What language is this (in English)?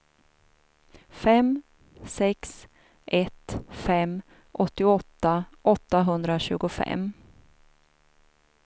Swedish